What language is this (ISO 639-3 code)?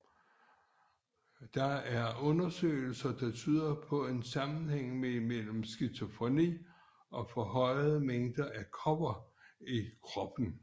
dan